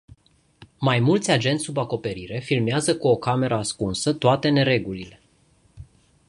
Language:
Romanian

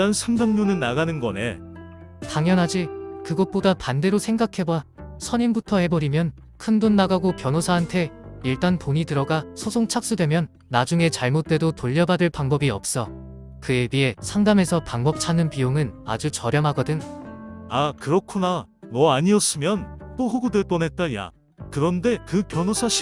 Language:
Korean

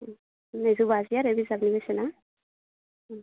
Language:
Bodo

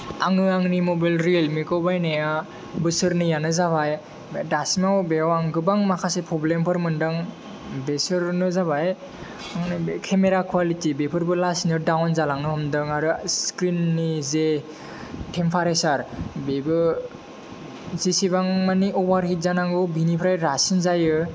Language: Bodo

